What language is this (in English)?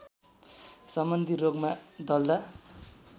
Nepali